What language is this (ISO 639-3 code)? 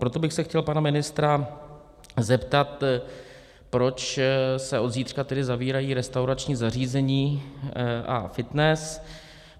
ces